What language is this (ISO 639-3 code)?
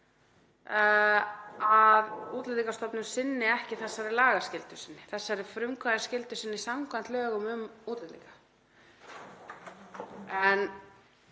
isl